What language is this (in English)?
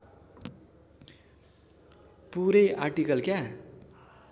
Nepali